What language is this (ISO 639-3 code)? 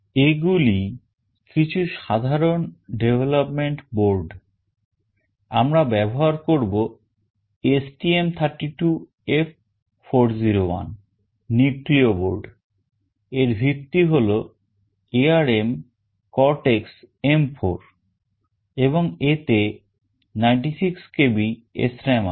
ben